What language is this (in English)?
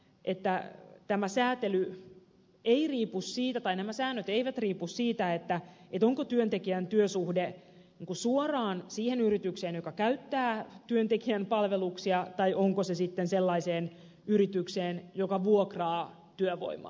Finnish